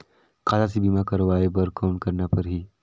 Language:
Chhattisgarhi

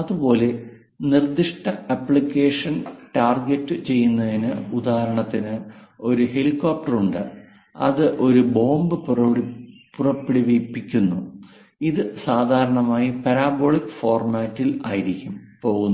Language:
Malayalam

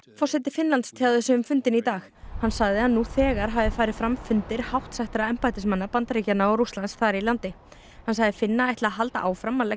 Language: Icelandic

